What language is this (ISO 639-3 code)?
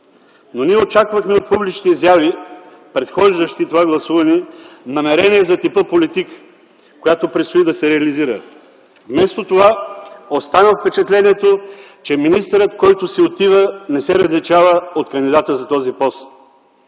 bul